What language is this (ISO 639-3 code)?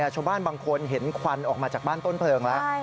tha